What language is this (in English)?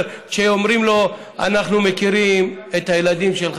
Hebrew